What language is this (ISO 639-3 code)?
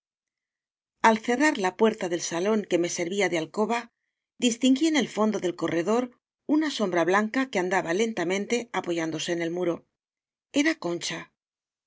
spa